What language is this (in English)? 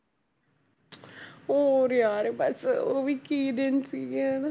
Punjabi